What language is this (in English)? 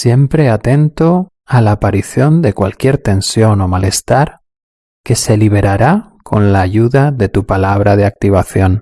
Spanish